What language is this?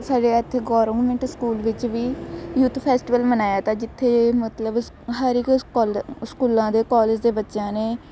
Punjabi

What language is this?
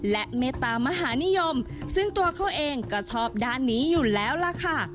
Thai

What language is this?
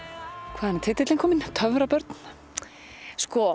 Icelandic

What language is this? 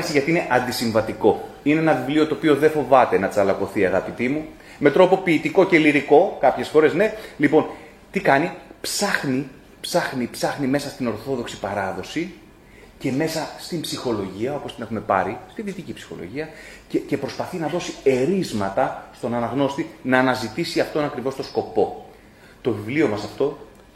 Greek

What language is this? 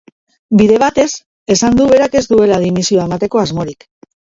Basque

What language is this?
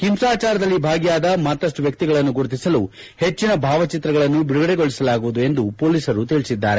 Kannada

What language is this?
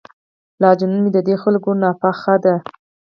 Pashto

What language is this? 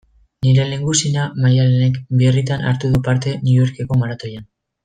Basque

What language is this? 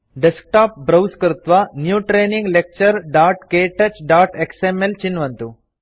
Sanskrit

